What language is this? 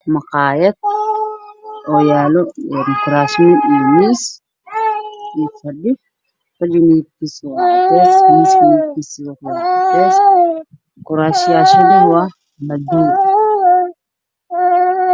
Somali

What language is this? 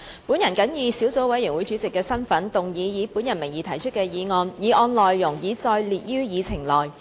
Cantonese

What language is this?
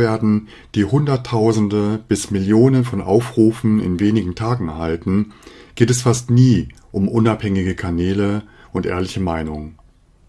German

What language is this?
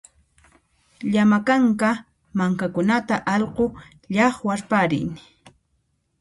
Puno Quechua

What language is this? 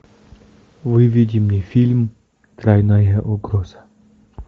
Russian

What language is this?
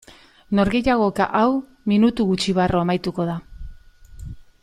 Basque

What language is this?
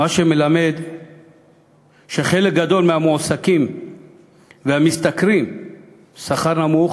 Hebrew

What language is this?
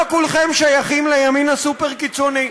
Hebrew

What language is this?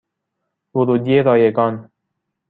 Persian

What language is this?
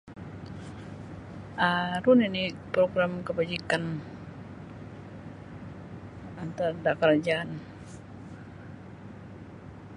Sabah Bisaya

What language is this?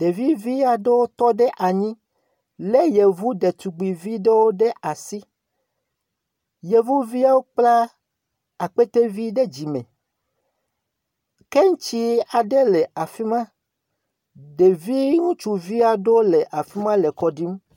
Ewe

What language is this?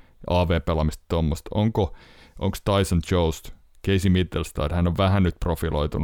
Finnish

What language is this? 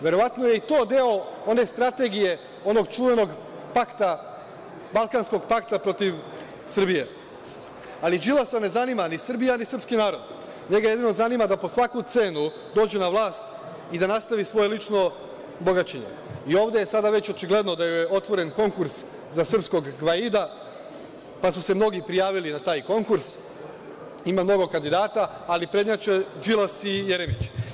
Serbian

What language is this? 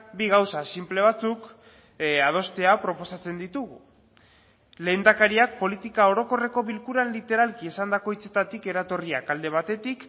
Basque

